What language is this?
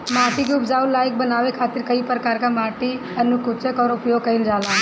Bhojpuri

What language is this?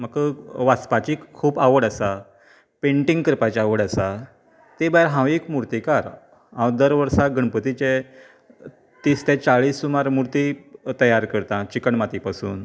Konkani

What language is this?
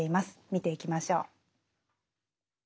Japanese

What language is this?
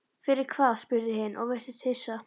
Icelandic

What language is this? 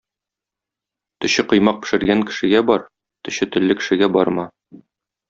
Tatar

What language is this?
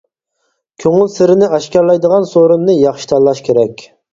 Uyghur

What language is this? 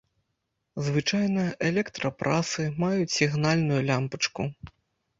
Belarusian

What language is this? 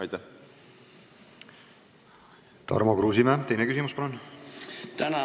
Estonian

